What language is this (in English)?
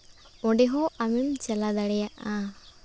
Santali